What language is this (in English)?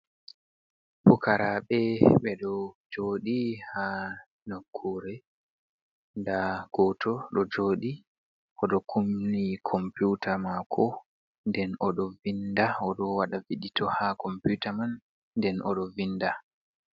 Fula